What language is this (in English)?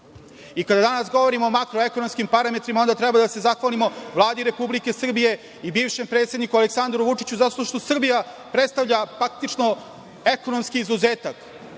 Serbian